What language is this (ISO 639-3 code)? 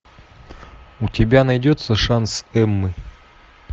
rus